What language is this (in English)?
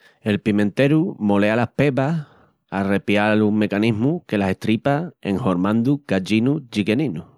Extremaduran